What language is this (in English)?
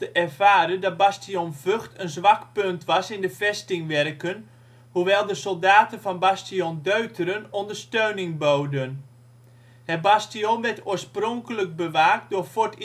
Dutch